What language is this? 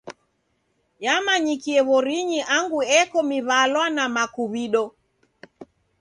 Taita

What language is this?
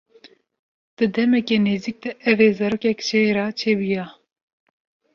Kurdish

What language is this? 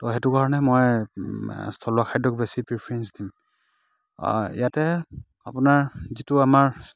Assamese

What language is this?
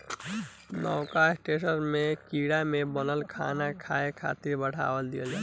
Bhojpuri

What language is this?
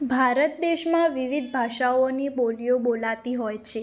Gujarati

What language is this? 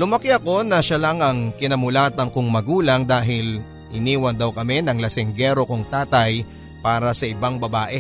Filipino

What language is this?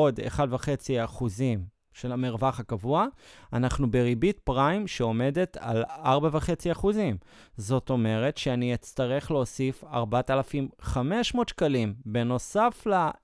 Hebrew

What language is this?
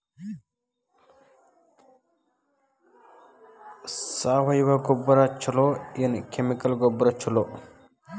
Kannada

